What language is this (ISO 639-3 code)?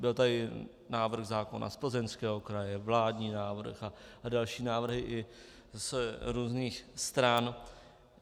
ces